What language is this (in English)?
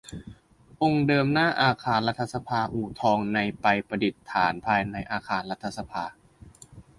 Thai